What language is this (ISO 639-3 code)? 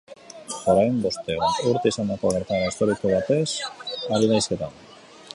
eus